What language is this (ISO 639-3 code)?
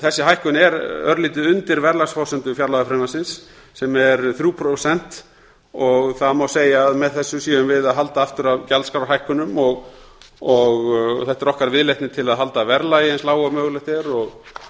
isl